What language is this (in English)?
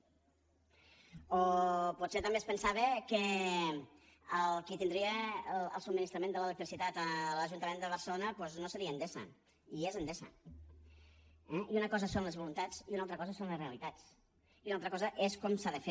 Catalan